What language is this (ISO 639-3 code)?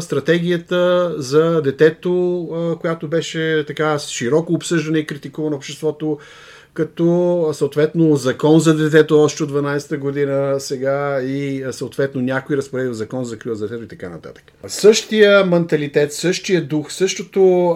bul